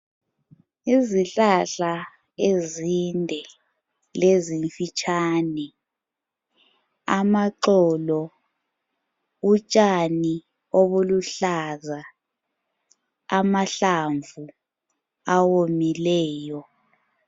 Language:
North Ndebele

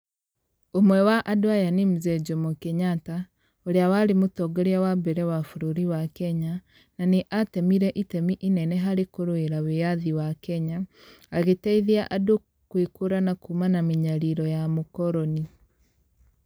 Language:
Kikuyu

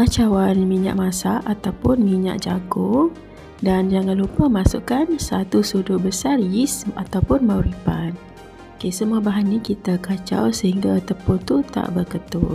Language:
Malay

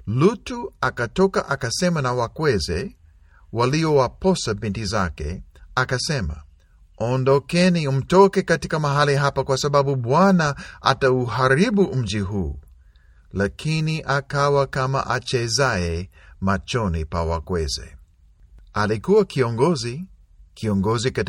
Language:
Swahili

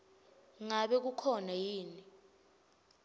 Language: Swati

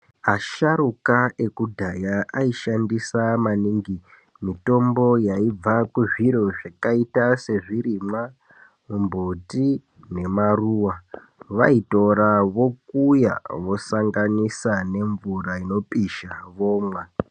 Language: Ndau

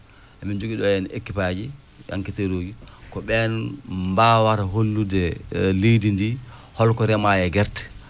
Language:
Fula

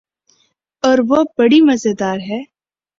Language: Urdu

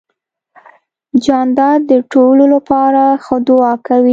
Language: Pashto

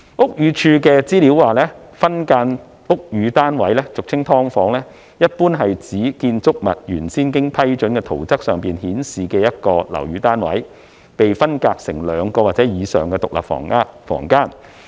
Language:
Cantonese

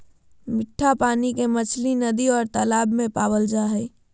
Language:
Magahi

